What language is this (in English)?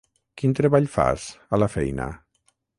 Catalan